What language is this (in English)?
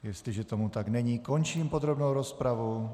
Czech